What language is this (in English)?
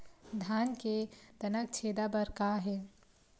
Chhattisgarhi